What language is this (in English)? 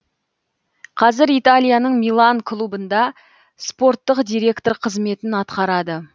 Kazakh